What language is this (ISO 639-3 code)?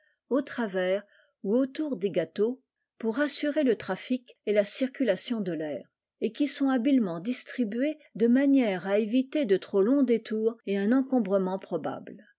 fra